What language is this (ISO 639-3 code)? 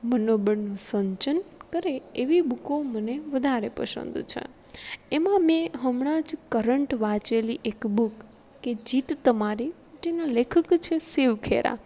guj